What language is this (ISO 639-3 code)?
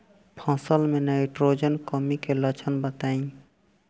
bho